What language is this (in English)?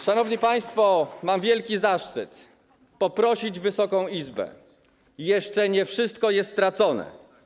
Polish